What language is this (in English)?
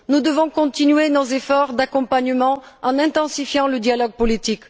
French